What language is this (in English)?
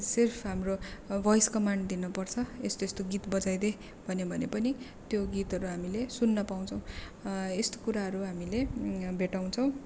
Nepali